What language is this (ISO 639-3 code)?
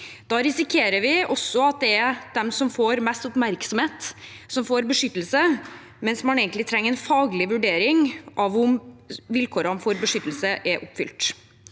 nor